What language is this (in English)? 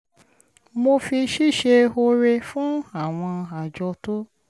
Yoruba